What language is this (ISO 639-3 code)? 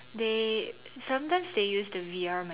eng